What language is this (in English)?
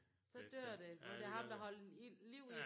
Danish